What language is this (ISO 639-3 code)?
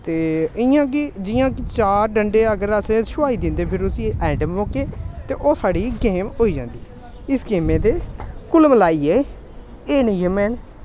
doi